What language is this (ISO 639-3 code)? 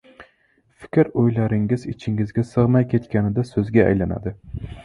uzb